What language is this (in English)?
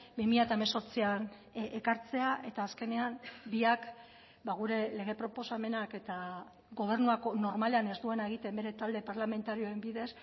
Basque